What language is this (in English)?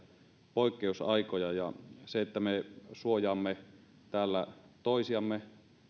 Finnish